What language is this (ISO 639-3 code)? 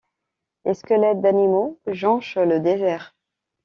fra